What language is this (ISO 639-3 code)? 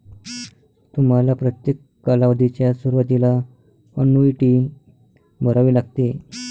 mar